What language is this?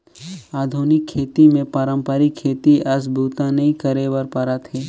Chhattisgarhi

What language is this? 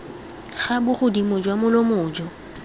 Tswana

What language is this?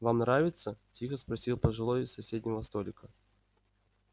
Russian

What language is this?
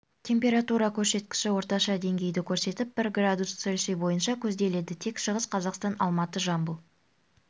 Kazakh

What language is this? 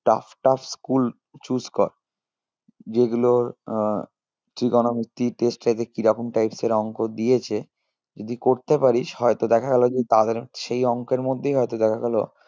Bangla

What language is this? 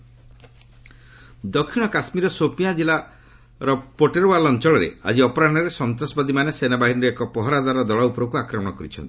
Odia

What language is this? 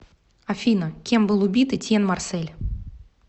Russian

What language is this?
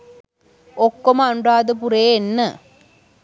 Sinhala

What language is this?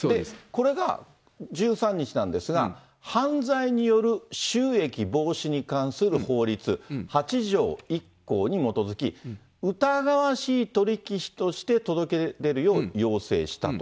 Japanese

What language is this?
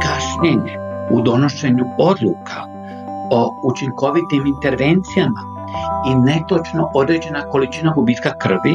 Croatian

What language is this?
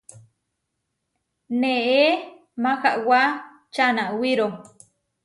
Huarijio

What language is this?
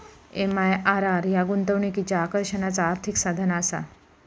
Marathi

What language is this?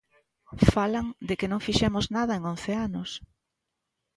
Galician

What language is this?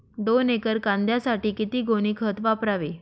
Marathi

